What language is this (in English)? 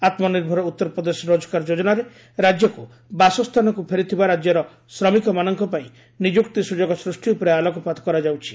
Odia